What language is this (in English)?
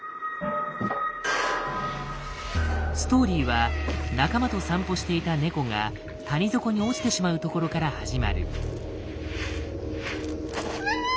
Japanese